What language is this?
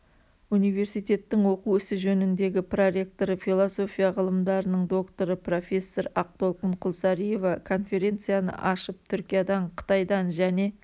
Kazakh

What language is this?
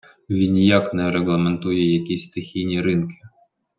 Ukrainian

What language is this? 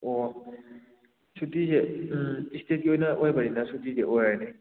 Manipuri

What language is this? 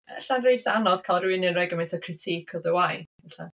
Welsh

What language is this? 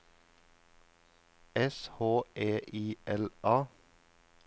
Norwegian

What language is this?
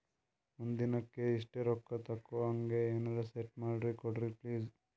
Kannada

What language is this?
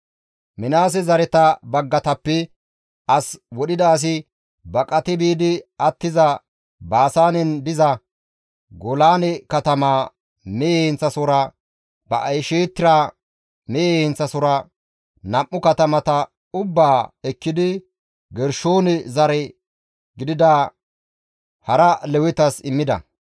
Gamo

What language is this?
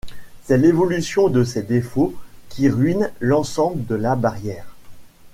French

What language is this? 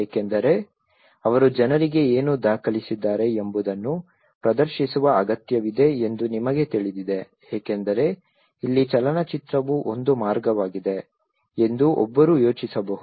Kannada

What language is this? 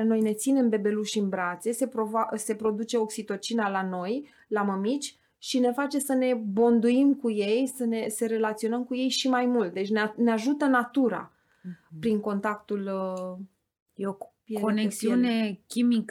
Romanian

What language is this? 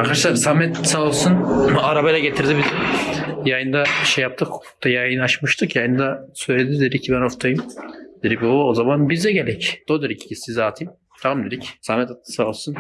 Turkish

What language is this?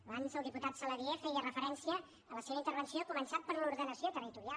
Catalan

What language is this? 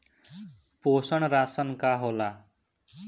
Bhojpuri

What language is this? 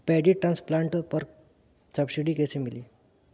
Bhojpuri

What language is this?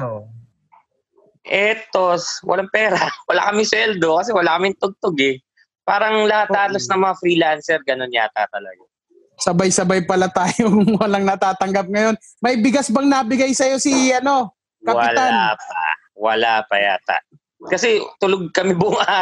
Filipino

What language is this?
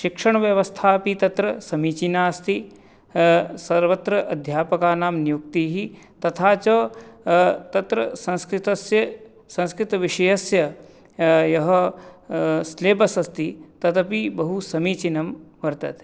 Sanskrit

